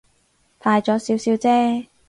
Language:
Cantonese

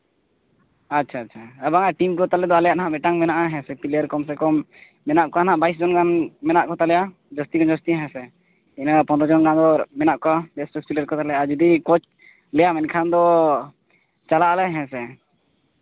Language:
Santali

